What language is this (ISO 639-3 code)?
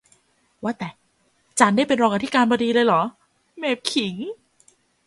tha